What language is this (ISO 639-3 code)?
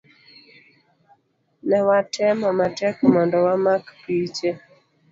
luo